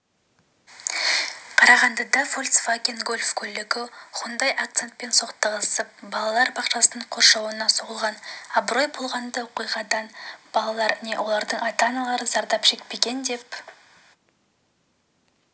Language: Kazakh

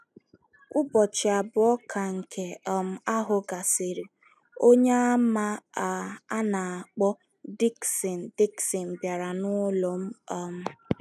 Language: Igbo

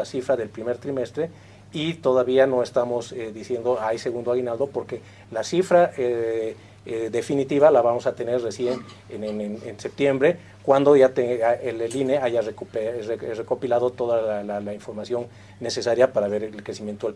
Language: Spanish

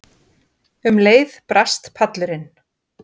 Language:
Icelandic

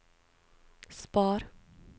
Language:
Norwegian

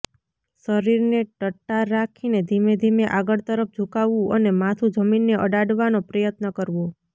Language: Gujarati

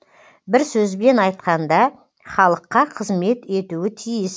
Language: Kazakh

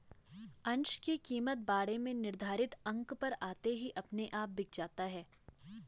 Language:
Hindi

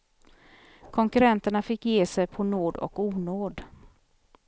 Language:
Swedish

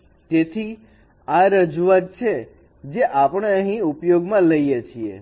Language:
Gujarati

